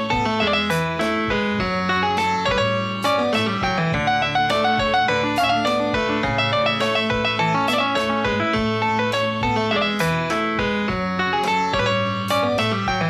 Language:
Hebrew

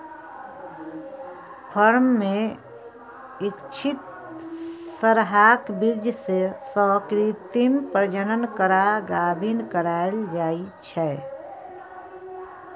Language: Maithili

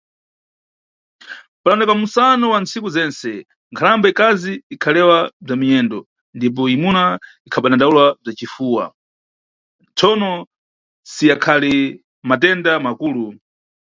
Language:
Nyungwe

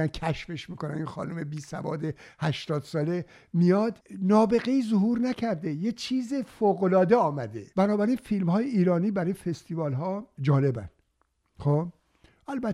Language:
Persian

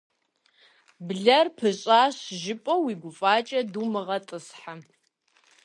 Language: Kabardian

